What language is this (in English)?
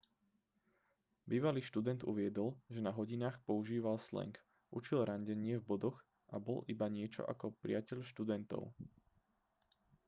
Slovak